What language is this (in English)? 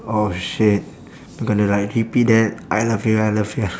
English